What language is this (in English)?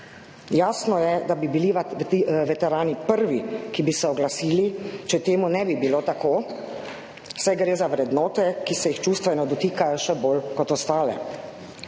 Slovenian